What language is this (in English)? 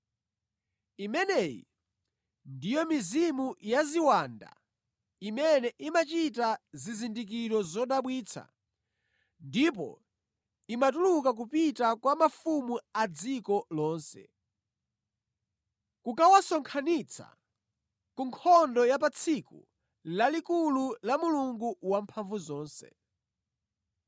Nyanja